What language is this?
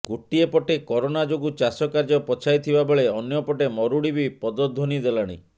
Odia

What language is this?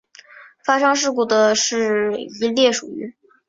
Chinese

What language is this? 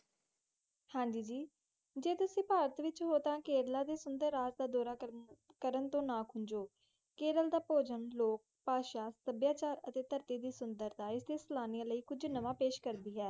Punjabi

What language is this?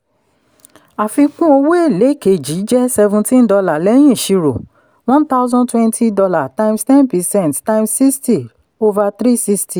Yoruba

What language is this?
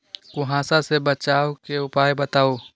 Magahi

